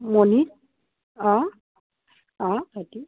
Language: Assamese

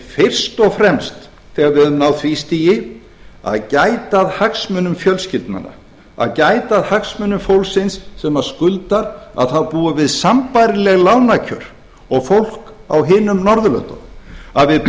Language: Icelandic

